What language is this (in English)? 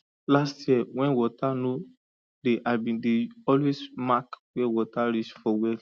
Nigerian Pidgin